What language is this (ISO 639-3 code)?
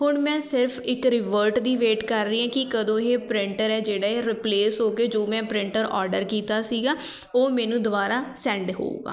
pan